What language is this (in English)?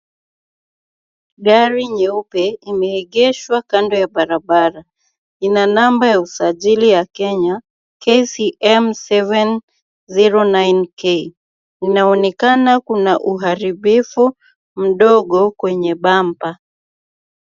Swahili